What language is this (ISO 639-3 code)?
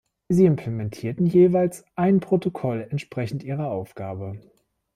deu